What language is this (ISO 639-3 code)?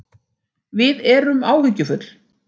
isl